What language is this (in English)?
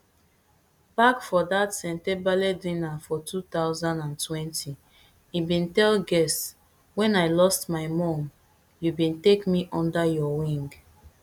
Nigerian Pidgin